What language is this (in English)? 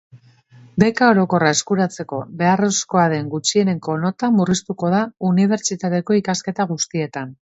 Basque